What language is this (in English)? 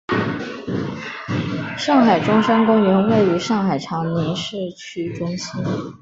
Chinese